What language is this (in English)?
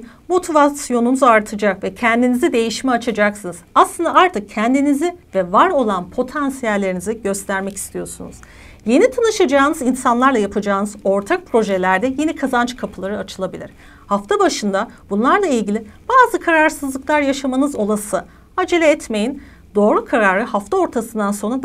Turkish